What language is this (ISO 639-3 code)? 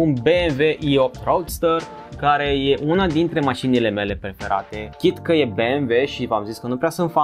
ron